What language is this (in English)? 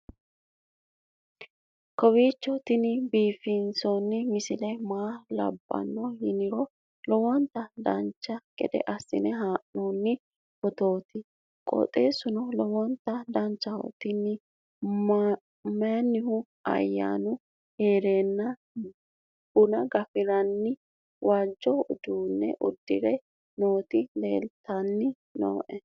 Sidamo